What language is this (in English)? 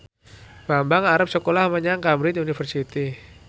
Javanese